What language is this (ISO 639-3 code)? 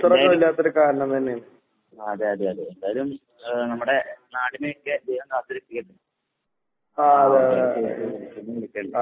mal